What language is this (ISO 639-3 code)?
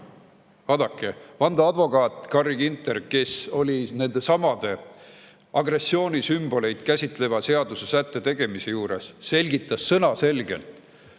est